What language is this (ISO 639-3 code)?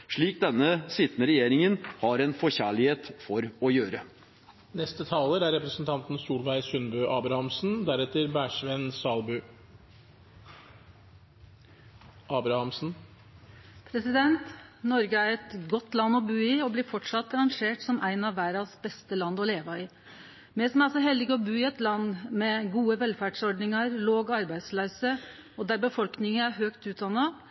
nor